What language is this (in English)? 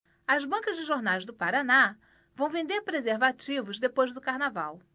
Portuguese